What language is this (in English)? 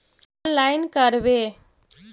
Magahi